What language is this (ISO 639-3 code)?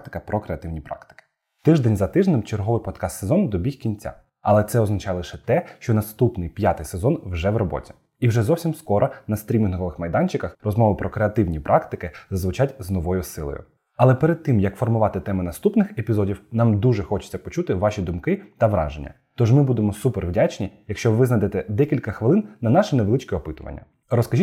ukr